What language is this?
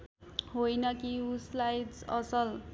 Nepali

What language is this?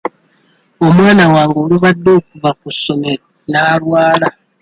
Ganda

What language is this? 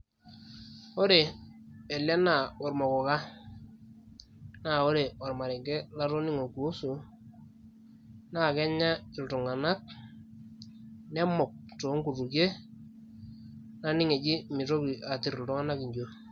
Masai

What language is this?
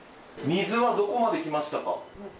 Japanese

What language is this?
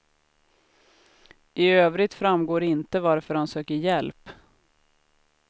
Swedish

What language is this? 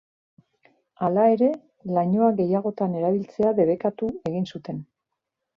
Basque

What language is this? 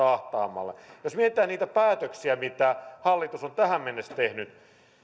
Finnish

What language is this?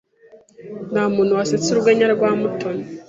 Kinyarwanda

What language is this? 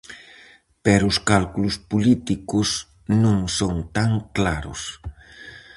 Galician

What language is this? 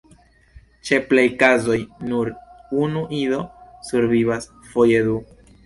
Esperanto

